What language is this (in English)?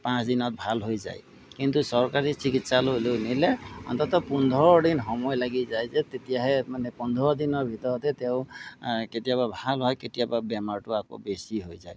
Assamese